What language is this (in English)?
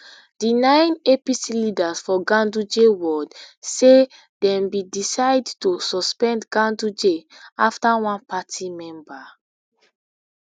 Nigerian Pidgin